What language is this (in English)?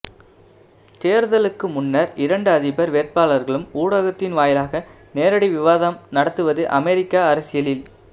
Tamil